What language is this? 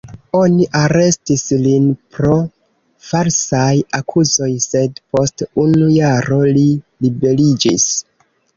Esperanto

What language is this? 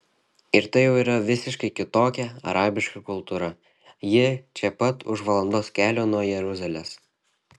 Lithuanian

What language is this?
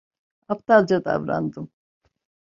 Turkish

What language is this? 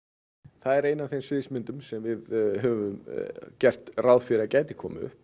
Icelandic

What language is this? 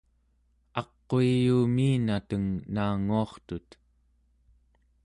Central Yupik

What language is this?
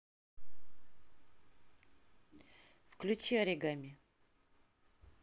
Russian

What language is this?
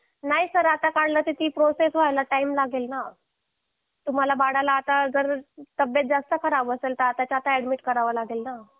Marathi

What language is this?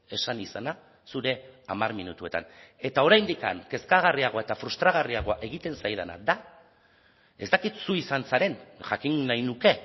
Basque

